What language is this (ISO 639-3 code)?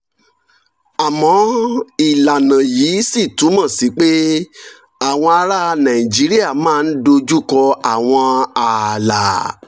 yor